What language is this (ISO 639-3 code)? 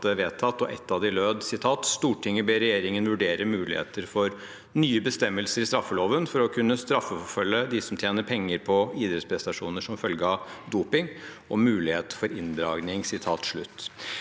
nor